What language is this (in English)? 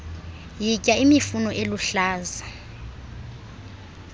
Xhosa